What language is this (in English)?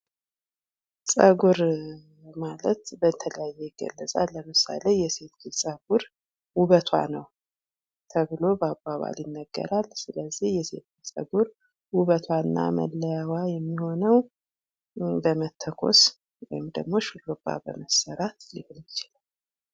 Amharic